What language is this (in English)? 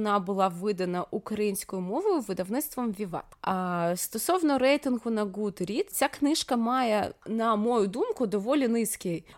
Ukrainian